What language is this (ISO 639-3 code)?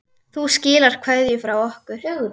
isl